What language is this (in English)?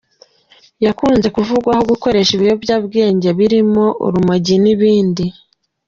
Kinyarwanda